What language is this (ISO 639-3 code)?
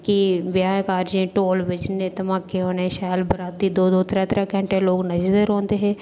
doi